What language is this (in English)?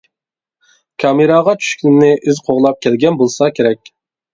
Uyghur